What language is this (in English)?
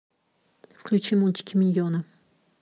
Russian